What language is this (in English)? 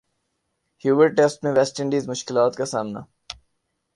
Urdu